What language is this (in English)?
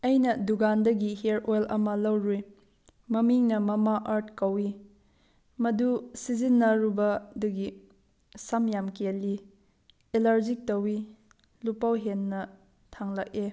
Manipuri